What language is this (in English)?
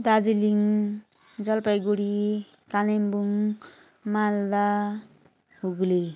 Nepali